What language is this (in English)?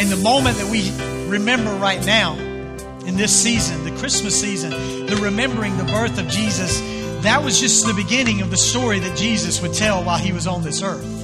English